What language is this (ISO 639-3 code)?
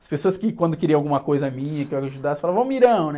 por